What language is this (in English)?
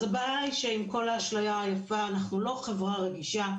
Hebrew